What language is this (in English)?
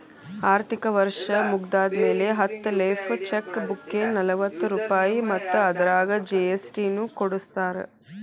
Kannada